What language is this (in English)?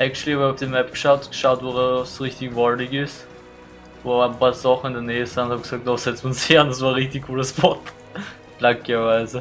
German